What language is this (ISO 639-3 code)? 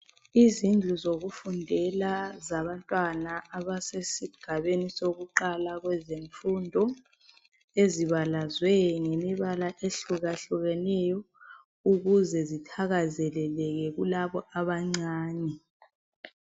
nde